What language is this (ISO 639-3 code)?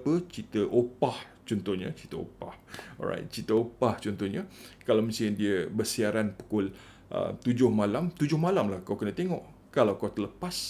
msa